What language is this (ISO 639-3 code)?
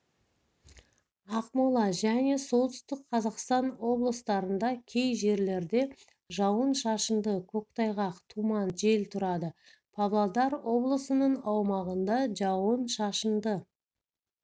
kaz